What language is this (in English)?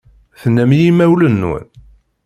Kabyle